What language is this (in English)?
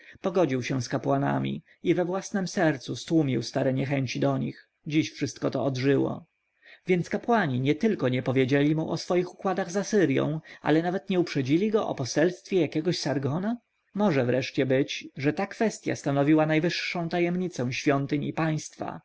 Polish